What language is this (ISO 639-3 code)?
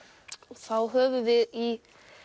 isl